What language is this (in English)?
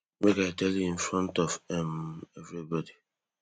Nigerian Pidgin